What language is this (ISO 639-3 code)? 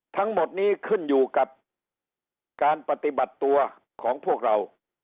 tha